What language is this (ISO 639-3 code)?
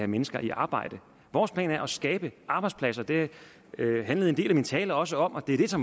dan